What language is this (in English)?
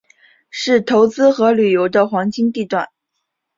Chinese